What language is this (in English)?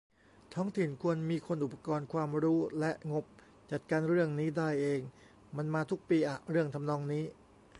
Thai